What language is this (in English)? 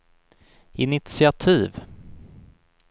Swedish